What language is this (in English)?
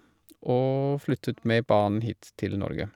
Norwegian